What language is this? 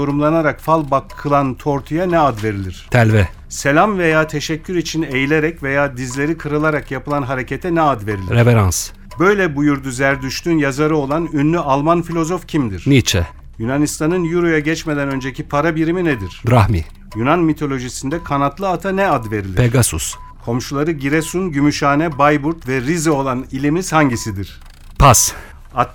Turkish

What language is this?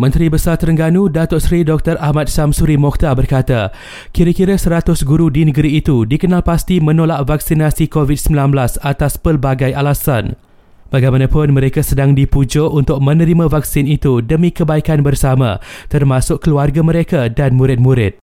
Malay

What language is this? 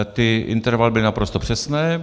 Czech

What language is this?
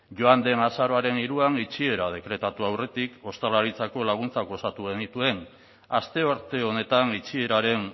Basque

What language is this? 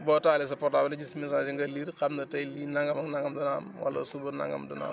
Wolof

